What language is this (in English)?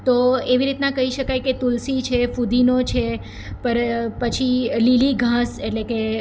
Gujarati